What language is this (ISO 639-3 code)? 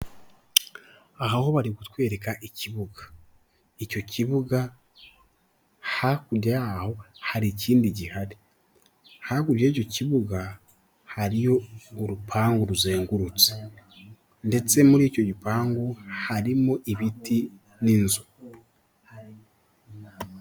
kin